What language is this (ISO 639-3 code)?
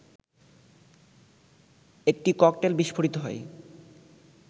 ben